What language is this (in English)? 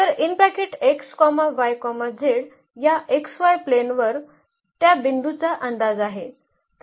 Marathi